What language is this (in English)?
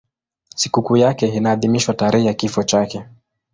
Swahili